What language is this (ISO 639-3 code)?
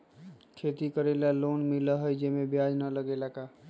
mag